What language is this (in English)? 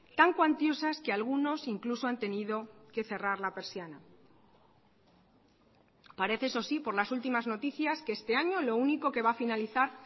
Spanish